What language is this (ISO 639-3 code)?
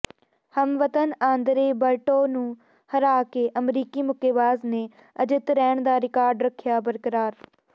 pan